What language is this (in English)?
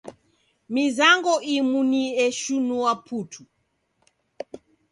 Taita